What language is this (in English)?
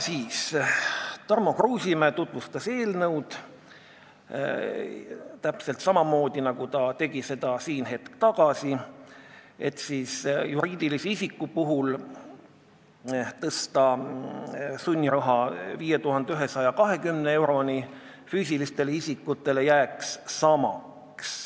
Estonian